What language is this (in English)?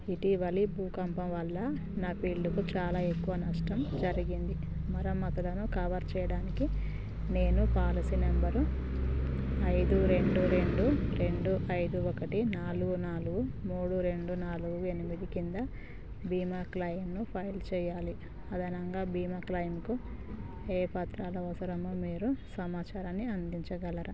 Telugu